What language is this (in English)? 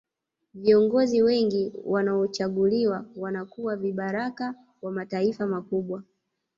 Swahili